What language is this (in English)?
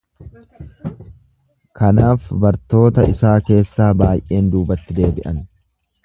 Oromo